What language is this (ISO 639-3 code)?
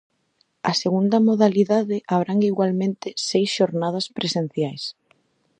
glg